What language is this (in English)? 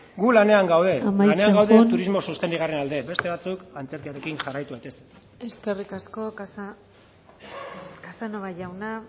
Basque